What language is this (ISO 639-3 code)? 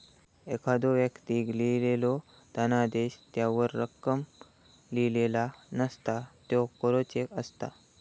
mar